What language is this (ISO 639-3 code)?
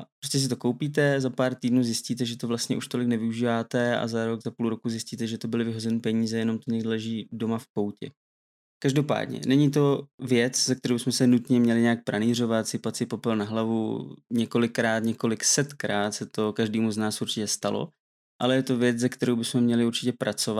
ces